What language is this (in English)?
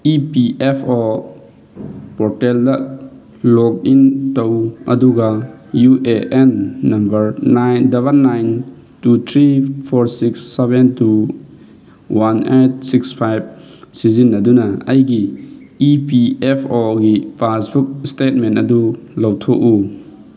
Manipuri